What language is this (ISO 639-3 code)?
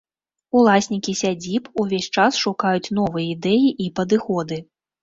bel